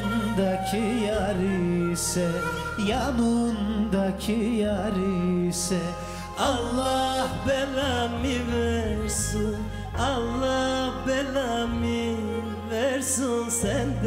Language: Turkish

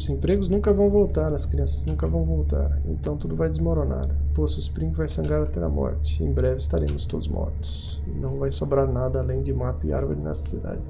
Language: Portuguese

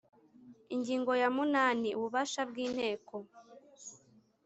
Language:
Kinyarwanda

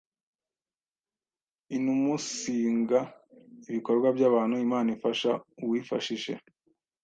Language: Kinyarwanda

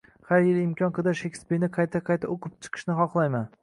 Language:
Uzbek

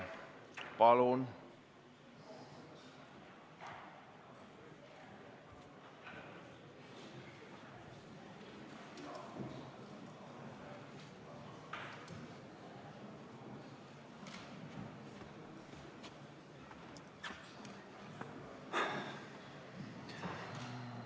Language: Estonian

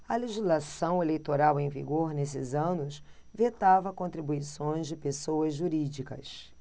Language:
Portuguese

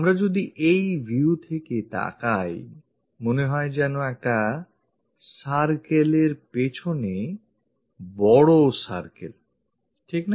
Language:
Bangla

